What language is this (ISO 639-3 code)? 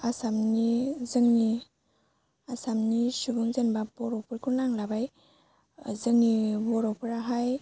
brx